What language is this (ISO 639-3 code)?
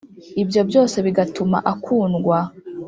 kin